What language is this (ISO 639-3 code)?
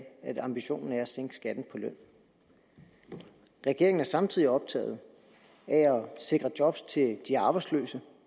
dan